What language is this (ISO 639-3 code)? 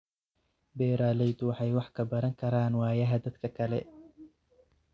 som